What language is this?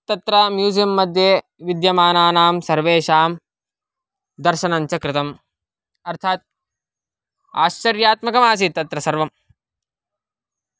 Sanskrit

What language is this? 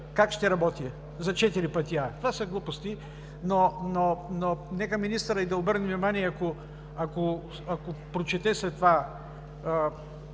Bulgarian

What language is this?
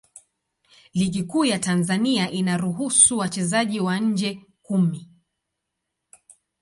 Swahili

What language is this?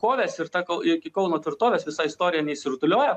Lithuanian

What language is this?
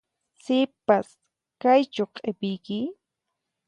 Puno Quechua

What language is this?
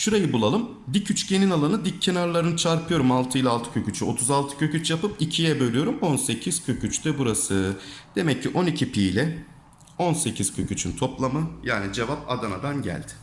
Turkish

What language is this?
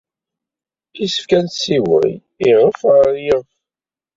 Kabyle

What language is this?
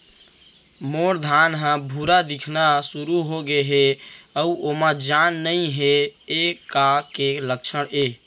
Chhattisgarhi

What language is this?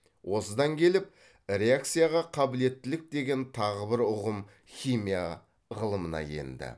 Kazakh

